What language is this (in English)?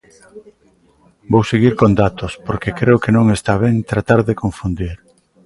Galician